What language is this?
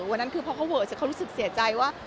Thai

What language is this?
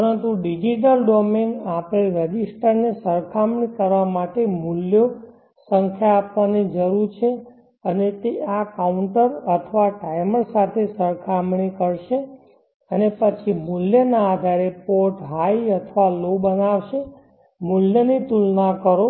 Gujarati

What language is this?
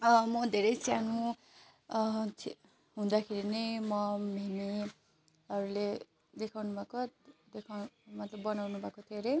Nepali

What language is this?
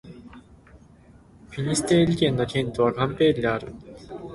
Japanese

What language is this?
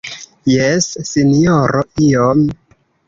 Esperanto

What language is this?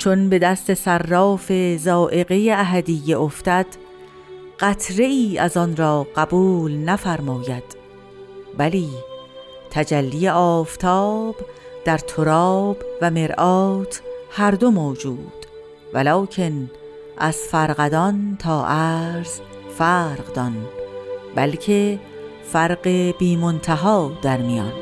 Persian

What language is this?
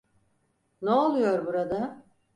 Turkish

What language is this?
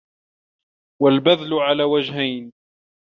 Arabic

